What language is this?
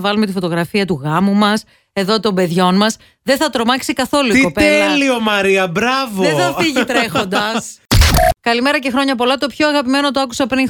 Greek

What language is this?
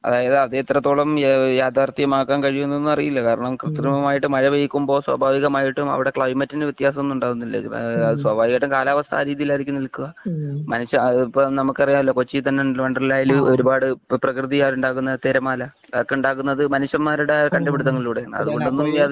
Malayalam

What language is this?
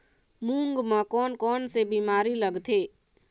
Chhattisgarhi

